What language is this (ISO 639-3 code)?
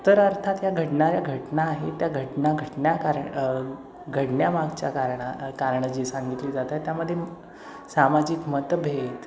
mar